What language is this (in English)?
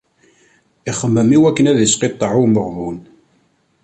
Kabyle